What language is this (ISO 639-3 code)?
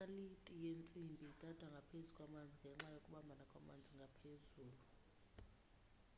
xho